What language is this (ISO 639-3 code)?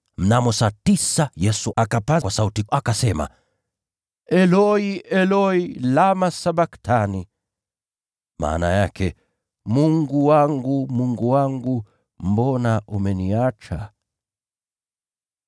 swa